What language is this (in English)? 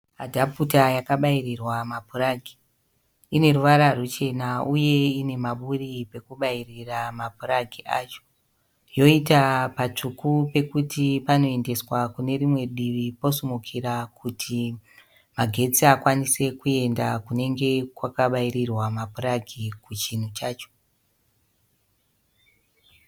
Shona